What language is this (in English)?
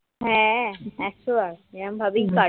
Bangla